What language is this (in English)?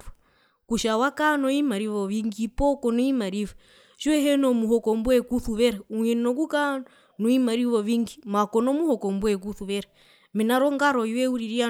Herero